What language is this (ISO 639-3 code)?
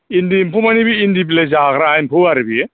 brx